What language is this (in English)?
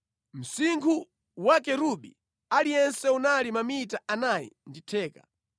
Nyanja